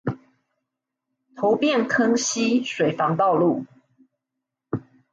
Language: Chinese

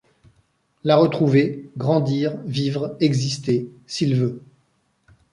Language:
French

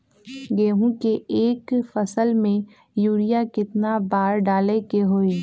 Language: Magahi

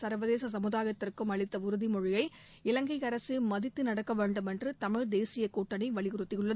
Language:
Tamil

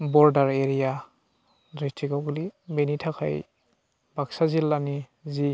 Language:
Bodo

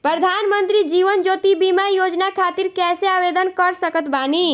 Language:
Bhojpuri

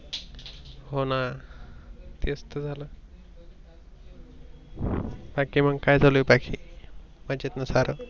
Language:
Marathi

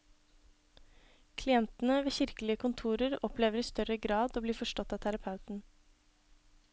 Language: Norwegian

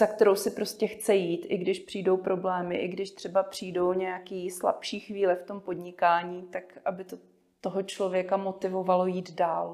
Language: Czech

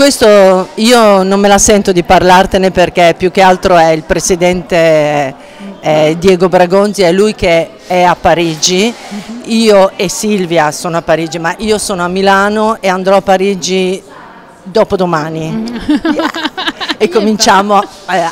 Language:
Italian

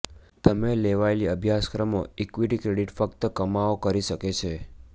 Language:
Gujarati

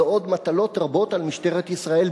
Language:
Hebrew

